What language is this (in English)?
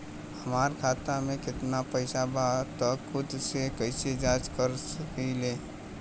Bhojpuri